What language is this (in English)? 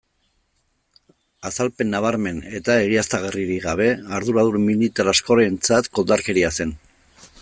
Basque